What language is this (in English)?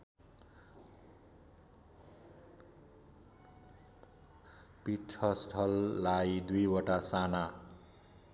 Nepali